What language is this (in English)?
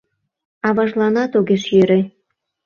Mari